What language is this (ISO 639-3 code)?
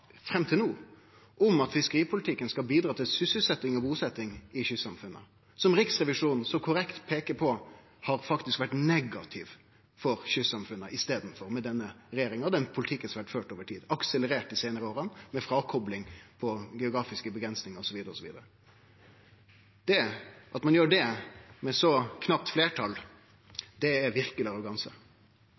nno